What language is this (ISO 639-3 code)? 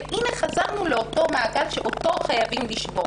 heb